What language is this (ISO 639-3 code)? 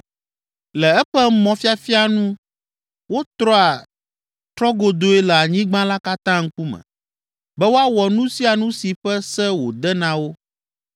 ewe